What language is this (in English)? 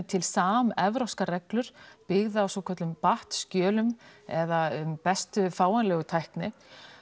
Icelandic